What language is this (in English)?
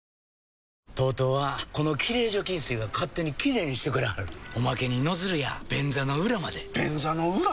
Japanese